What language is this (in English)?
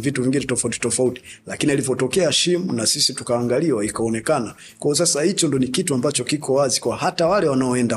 Swahili